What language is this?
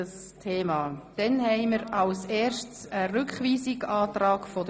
Swiss German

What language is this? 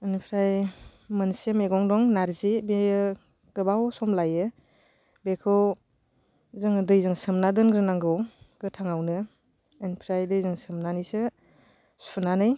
Bodo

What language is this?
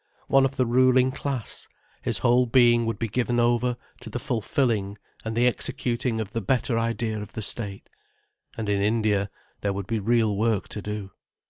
English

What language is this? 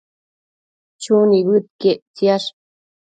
Matsés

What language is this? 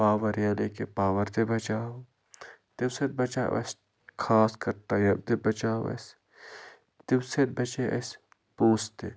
Kashmiri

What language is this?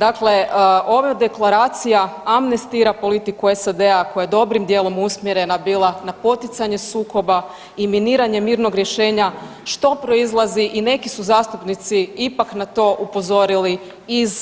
Croatian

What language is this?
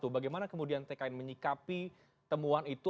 Indonesian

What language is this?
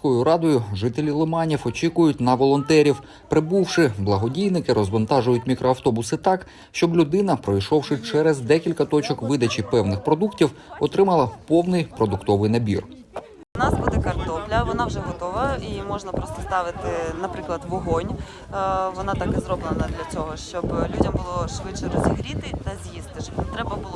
Ukrainian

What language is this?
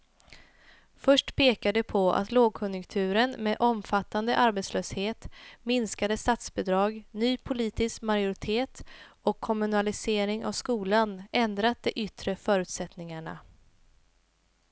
Swedish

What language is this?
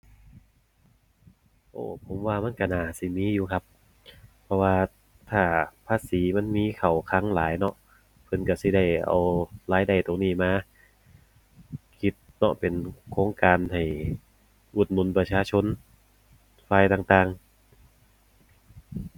Thai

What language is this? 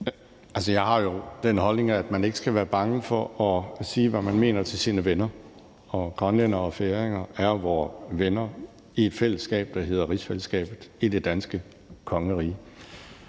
Danish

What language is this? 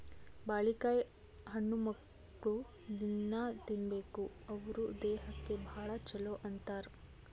Kannada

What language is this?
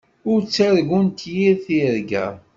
Kabyle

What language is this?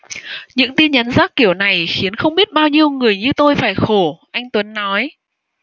Vietnamese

